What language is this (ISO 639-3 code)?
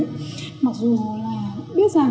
vie